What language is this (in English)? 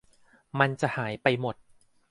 Thai